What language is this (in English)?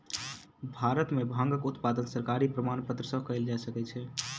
Maithili